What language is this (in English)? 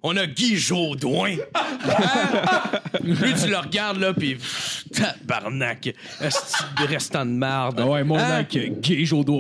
French